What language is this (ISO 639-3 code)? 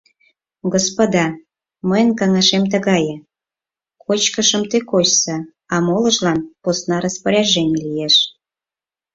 chm